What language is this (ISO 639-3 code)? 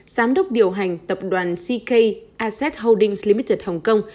vie